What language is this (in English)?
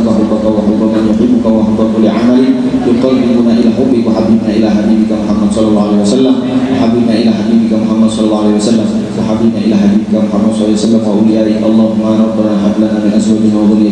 Indonesian